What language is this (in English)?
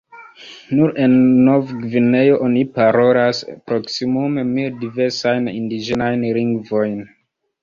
Esperanto